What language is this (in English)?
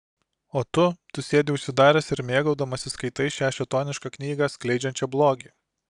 Lithuanian